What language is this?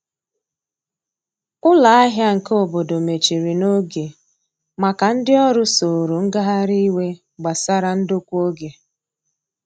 Igbo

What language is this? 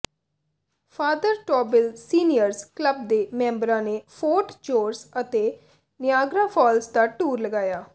Punjabi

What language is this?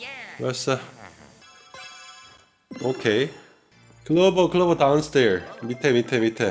Korean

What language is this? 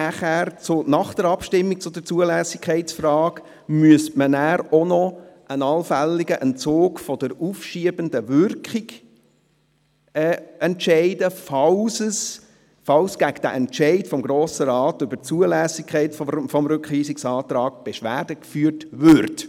Swiss German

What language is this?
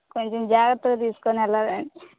Telugu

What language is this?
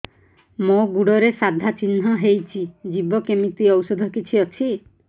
Odia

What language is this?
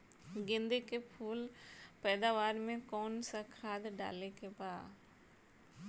Bhojpuri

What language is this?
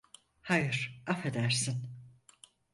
Turkish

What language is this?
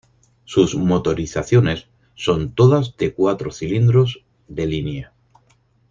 Spanish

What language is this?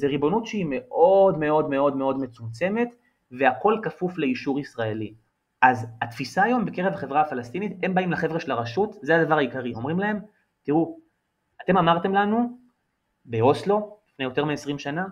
Hebrew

